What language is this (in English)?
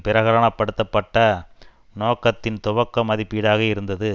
Tamil